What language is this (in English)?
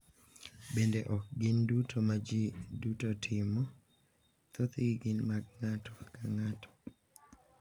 Luo (Kenya and Tanzania)